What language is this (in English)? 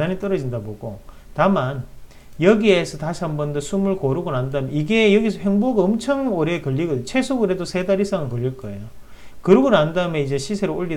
Korean